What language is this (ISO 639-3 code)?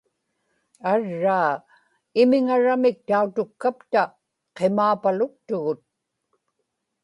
ipk